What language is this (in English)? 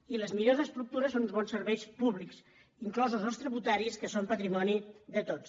Catalan